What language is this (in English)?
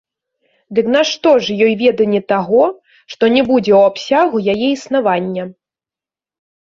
Belarusian